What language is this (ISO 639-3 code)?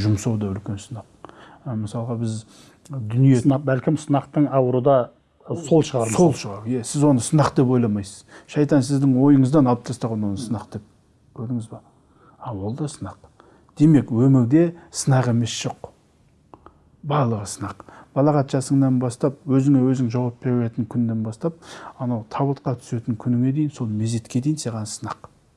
tur